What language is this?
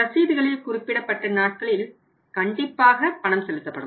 Tamil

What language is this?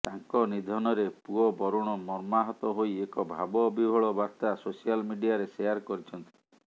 Odia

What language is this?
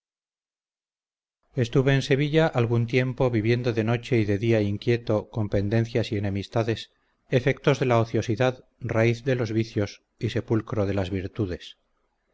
Spanish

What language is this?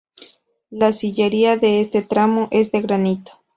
Spanish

